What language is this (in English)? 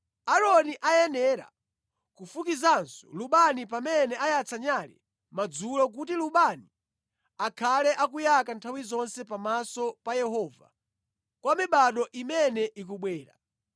Nyanja